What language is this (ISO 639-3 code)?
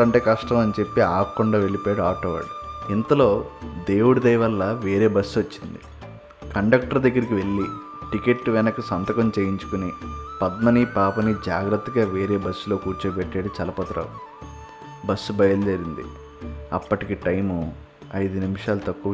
tel